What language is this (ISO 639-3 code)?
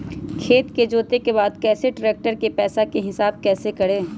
mag